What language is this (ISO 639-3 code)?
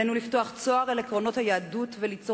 heb